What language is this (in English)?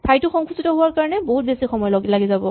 Assamese